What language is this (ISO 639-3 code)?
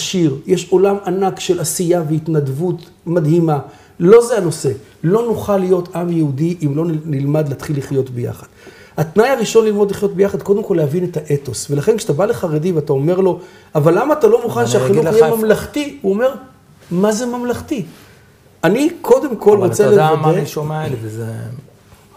heb